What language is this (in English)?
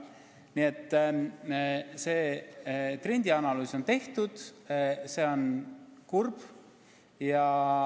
Estonian